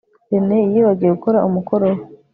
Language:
Kinyarwanda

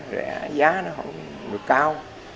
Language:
Vietnamese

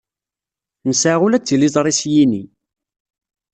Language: Kabyle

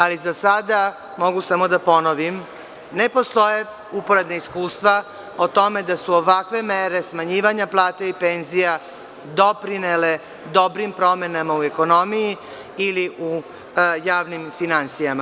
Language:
Serbian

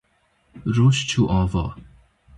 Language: Kurdish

